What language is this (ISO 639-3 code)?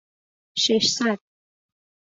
fas